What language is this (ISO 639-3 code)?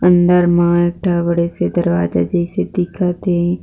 hne